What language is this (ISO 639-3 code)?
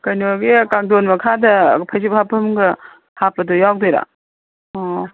mni